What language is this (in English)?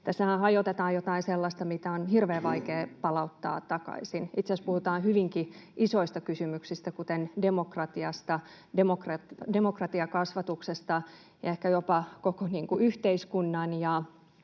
Finnish